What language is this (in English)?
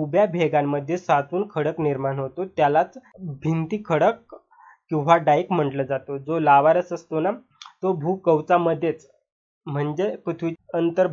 Hindi